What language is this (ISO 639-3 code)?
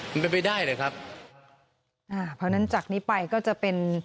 tha